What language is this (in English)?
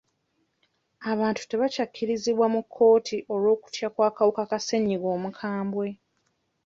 Ganda